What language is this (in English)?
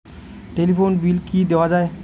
Bangla